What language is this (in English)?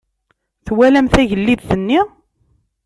Kabyle